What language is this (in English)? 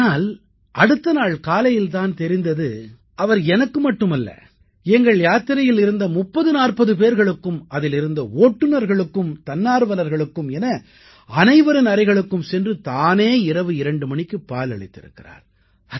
Tamil